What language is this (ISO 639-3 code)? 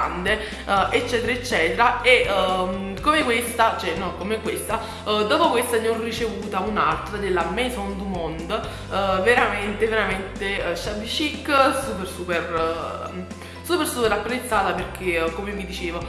ita